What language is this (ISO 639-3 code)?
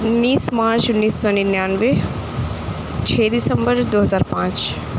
urd